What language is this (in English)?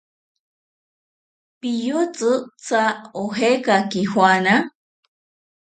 South Ucayali Ashéninka